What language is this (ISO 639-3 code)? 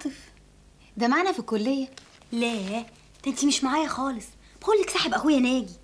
ara